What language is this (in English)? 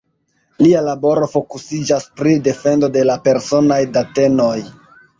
Esperanto